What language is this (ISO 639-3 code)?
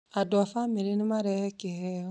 kik